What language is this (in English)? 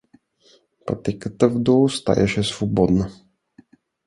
Bulgarian